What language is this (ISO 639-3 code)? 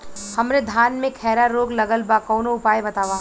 bho